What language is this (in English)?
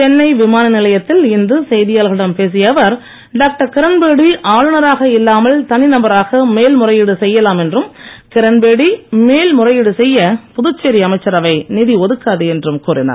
Tamil